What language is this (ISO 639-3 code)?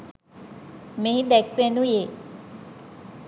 sin